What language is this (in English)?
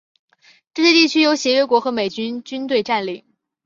Chinese